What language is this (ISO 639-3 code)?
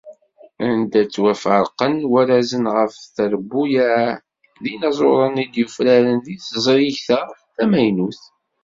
kab